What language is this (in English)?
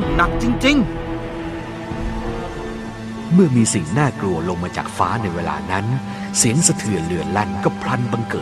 Thai